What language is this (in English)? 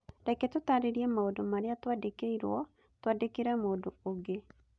Kikuyu